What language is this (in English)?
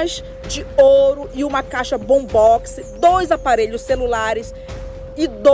Portuguese